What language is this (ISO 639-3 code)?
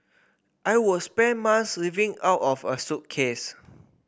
eng